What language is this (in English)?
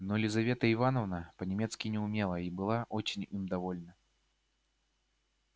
Russian